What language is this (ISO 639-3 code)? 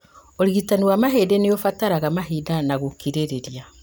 kik